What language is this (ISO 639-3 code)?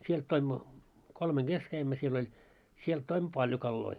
fin